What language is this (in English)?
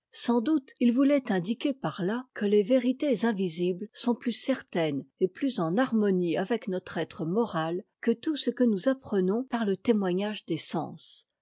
French